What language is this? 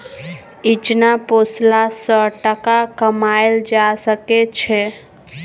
Maithili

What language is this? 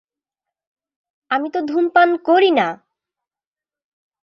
Bangla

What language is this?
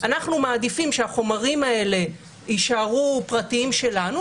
Hebrew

